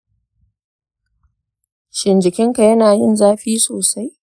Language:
Hausa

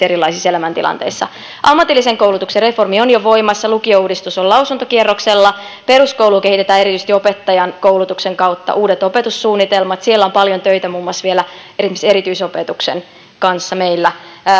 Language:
Finnish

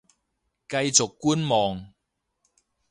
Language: Cantonese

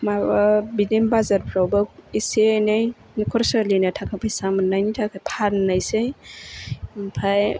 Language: Bodo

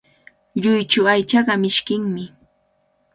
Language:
Cajatambo North Lima Quechua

